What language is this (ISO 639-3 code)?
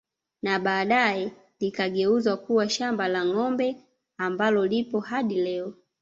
swa